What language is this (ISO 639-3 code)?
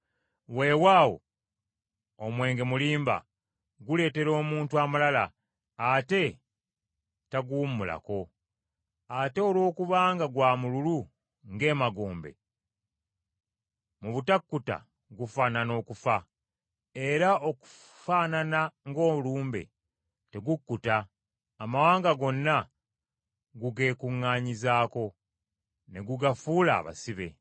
lug